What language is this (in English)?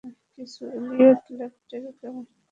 Bangla